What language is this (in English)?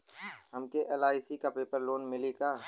Bhojpuri